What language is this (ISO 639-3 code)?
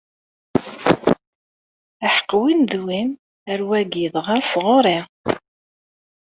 kab